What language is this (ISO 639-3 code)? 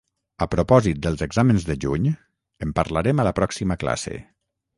cat